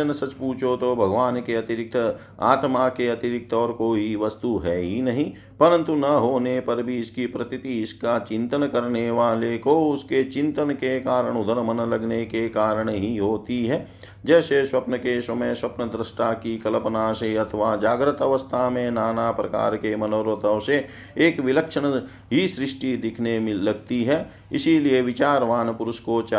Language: Hindi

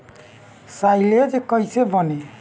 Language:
Bhojpuri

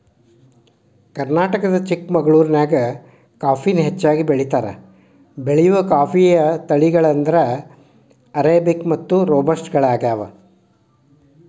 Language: Kannada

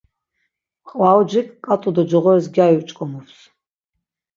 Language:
Laz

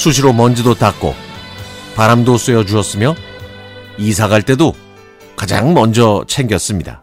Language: Korean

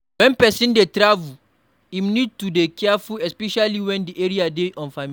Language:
Nigerian Pidgin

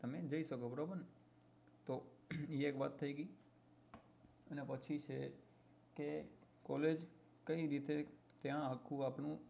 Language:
Gujarati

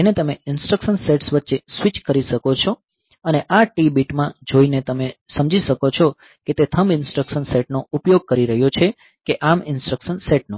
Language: Gujarati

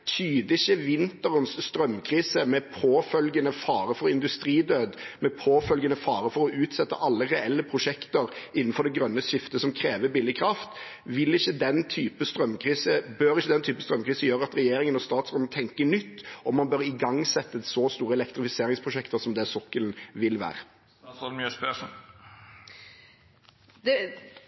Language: Norwegian Bokmål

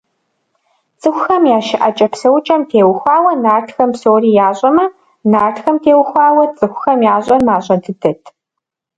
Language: Kabardian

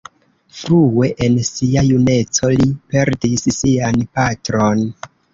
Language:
Esperanto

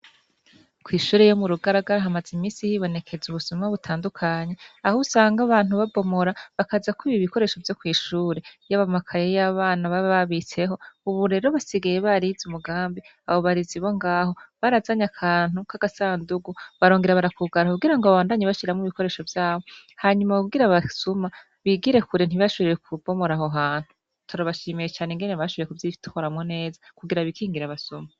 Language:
Rundi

